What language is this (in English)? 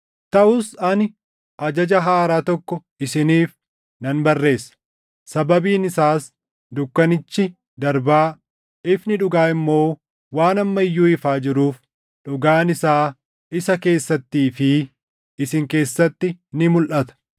Oromo